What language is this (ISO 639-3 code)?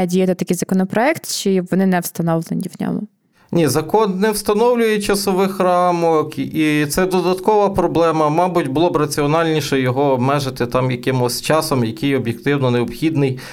ukr